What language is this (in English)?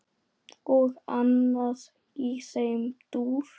Icelandic